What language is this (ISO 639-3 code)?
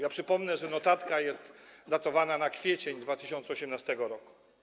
pol